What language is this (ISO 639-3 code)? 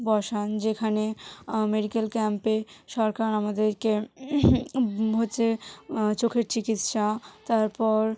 ben